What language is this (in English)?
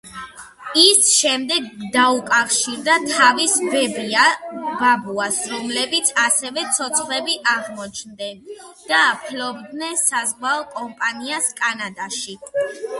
Georgian